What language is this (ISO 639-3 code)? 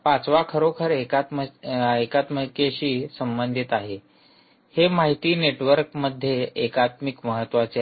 mar